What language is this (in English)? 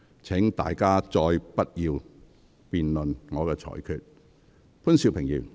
Cantonese